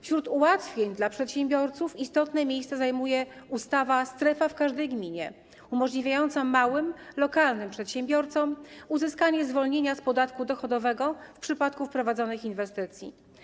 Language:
Polish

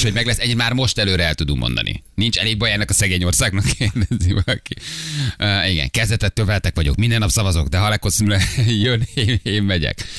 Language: Hungarian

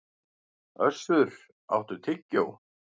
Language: Icelandic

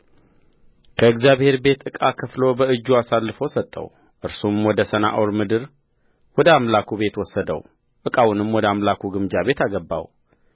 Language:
Amharic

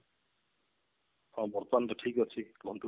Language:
Odia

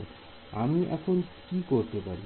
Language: Bangla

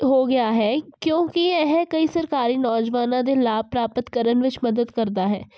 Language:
Punjabi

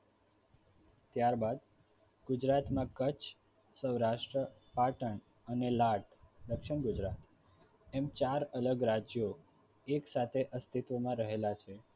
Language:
Gujarati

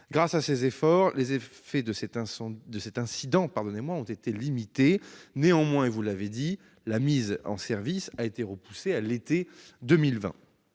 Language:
French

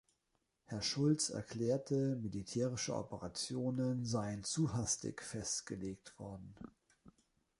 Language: German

